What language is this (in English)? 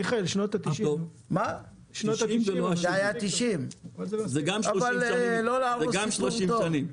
Hebrew